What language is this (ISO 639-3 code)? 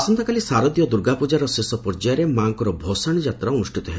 ori